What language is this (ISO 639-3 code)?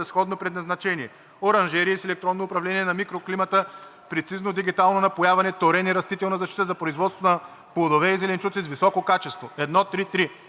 bul